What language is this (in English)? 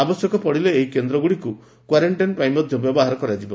Odia